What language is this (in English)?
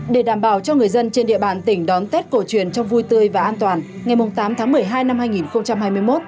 Vietnamese